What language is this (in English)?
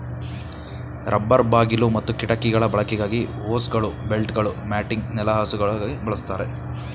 Kannada